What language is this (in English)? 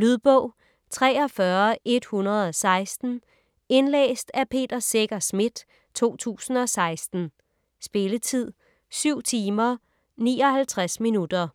Danish